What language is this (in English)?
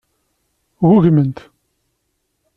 Kabyle